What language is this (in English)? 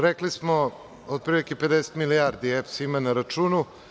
Serbian